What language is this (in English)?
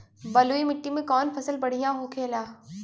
Bhojpuri